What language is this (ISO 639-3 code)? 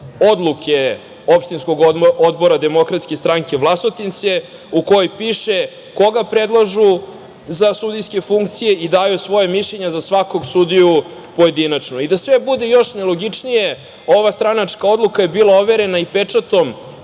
srp